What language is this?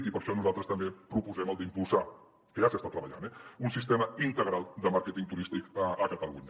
Catalan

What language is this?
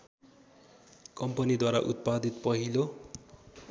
Nepali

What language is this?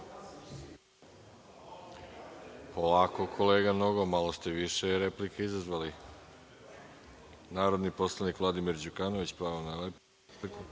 Serbian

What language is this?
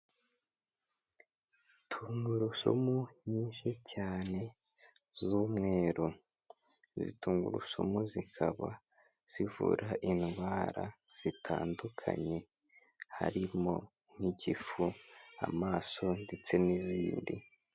Kinyarwanda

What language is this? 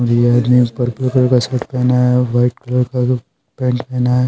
Hindi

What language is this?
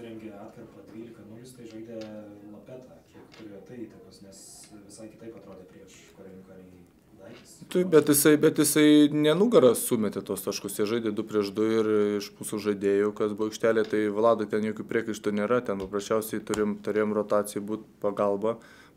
Lithuanian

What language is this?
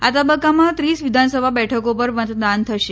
Gujarati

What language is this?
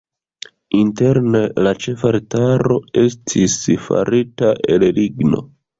Esperanto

